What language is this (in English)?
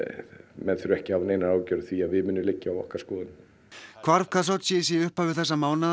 Icelandic